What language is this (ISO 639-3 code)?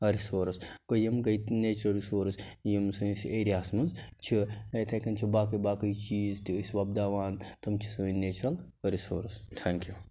kas